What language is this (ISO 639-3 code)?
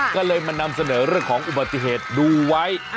tha